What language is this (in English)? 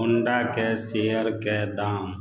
Maithili